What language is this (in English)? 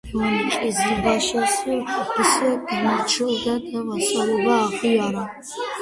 Georgian